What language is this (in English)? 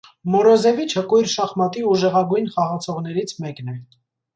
Armenian